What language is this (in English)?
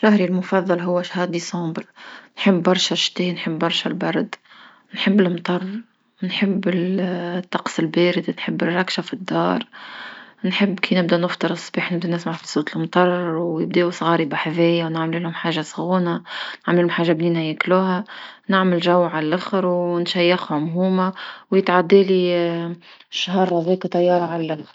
Tunisian Arabic